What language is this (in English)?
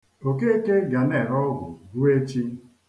Igbo